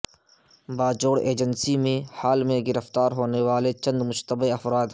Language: Urdu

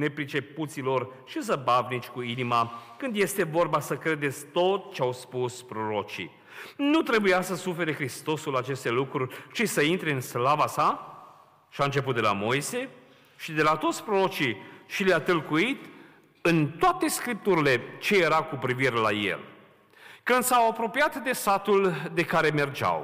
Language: Romanian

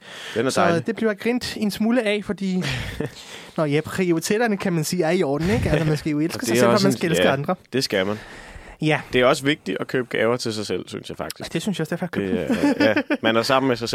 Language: Danish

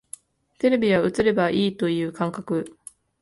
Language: Japanese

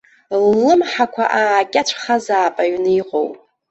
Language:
Abkhazian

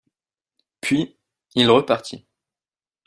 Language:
French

